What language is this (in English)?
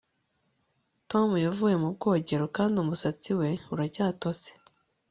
Kinyarwanda